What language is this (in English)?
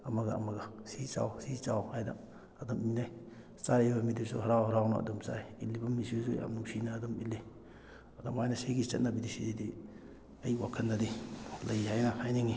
Manipuri